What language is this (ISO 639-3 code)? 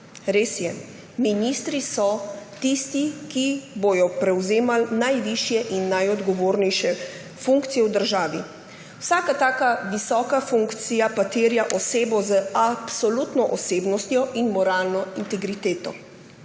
slv